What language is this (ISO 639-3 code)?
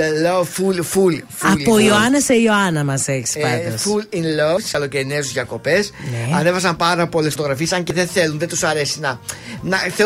ell